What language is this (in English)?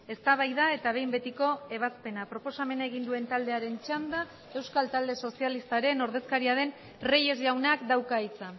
Basque